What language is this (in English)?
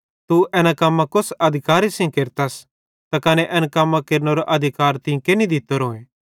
Bhadrawahi